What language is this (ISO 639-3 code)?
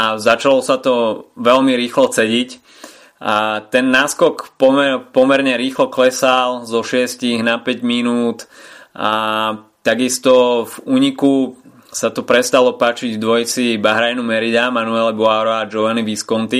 slk